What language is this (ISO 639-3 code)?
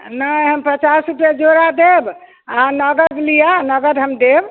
mai